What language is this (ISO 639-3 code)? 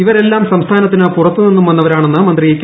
mal